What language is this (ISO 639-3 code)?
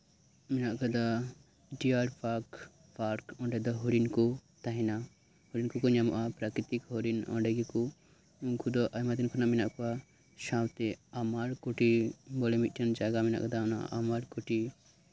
sat